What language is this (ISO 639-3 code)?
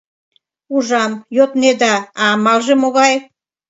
chm